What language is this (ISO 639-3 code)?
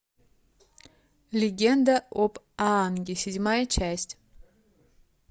rus